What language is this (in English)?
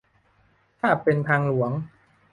Thai